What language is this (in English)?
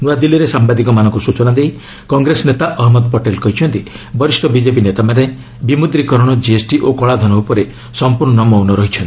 Odia